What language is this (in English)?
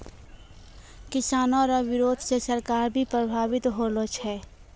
Maithili